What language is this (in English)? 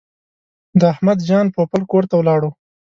Pashto